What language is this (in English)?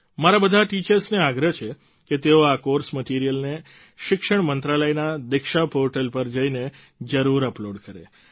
Gujarati